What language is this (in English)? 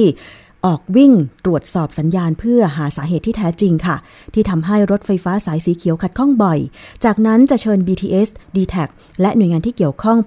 Thai